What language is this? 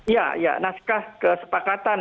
Indonesian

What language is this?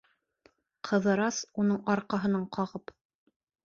Bashkir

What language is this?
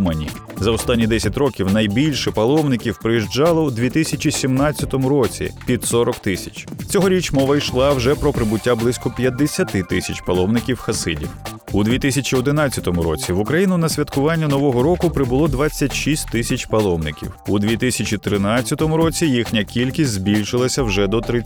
Ukrainian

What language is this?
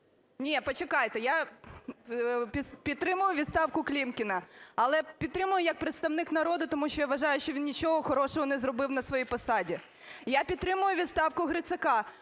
Ukrainian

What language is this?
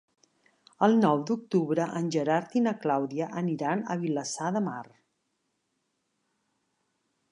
Catalan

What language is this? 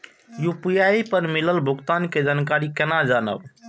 Maithili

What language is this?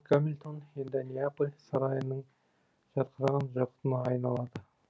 Kazakh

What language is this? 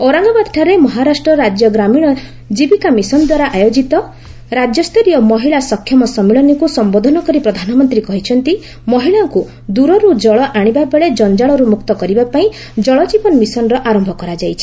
Odia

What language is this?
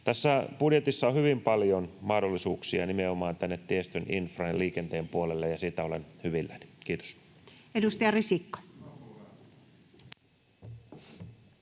Finnish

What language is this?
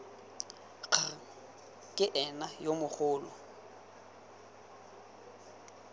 Tswana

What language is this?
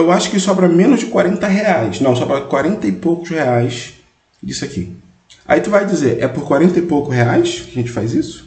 Portuguese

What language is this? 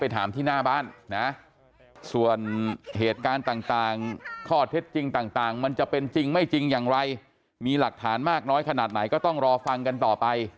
Thai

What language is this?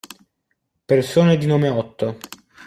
Italian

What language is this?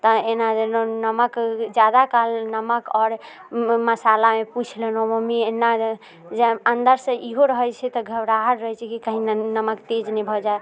Maithili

